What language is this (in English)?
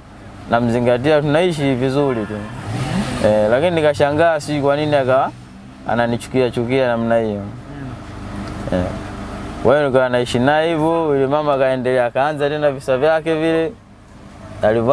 Indonesian